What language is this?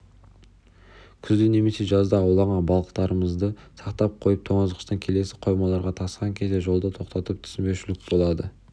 Kazakh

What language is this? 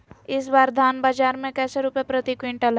Magahi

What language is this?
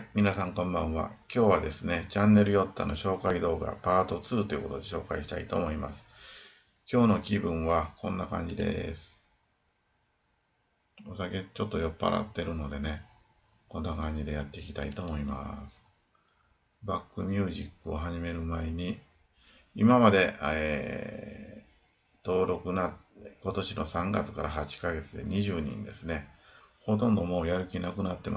Japanese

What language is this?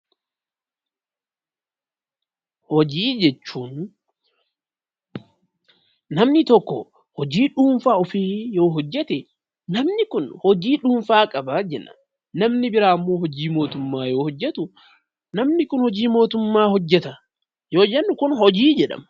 Oromo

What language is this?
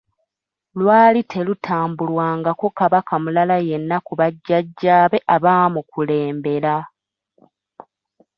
Ganda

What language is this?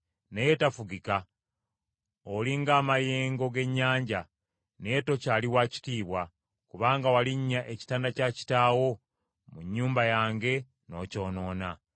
Ganda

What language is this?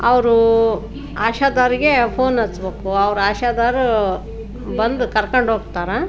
Kannada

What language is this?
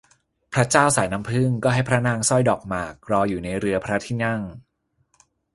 Thai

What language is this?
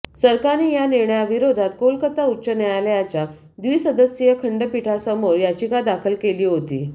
Marathi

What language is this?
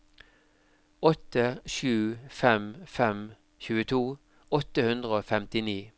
Norwegian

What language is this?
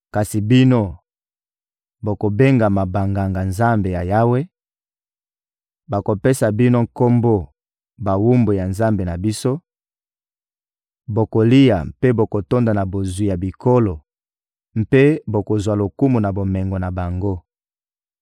Lingala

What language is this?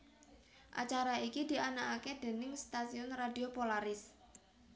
Javanese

